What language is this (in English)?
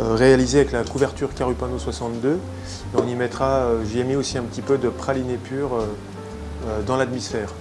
French